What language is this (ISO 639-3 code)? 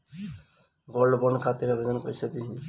bho